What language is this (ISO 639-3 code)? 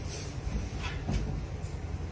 tha